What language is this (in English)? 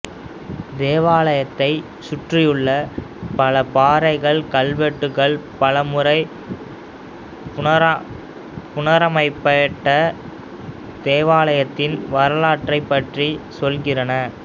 Tamil